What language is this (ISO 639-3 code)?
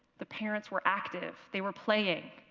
eng